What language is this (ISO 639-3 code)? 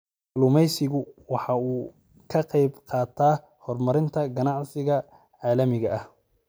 som